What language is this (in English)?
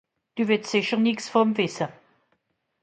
Swiss German